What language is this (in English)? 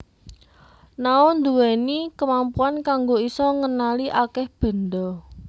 Javanese